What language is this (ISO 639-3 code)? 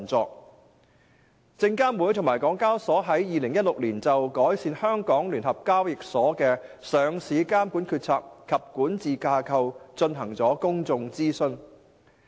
yue